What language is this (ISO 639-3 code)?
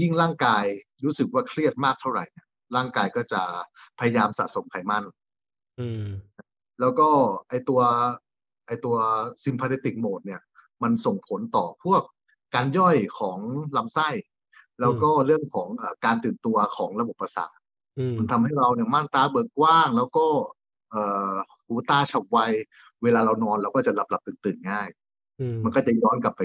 tha